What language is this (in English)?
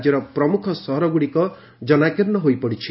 Odia